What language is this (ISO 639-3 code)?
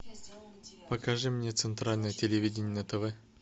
rus